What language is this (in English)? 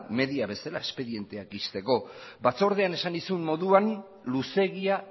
Basque